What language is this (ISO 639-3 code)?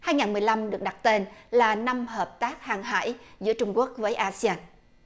vie